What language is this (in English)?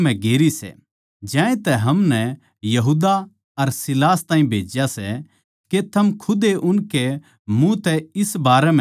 Haryanvi